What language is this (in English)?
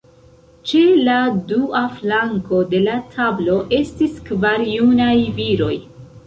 Esperanto